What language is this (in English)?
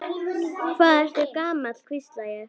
Icelandic